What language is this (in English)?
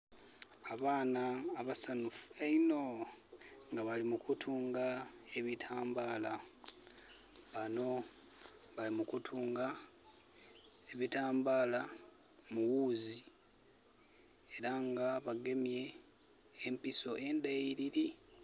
Soga